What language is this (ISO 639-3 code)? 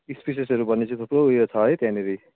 nep